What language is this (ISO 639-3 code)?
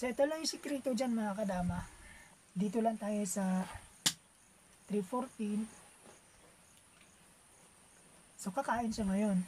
fil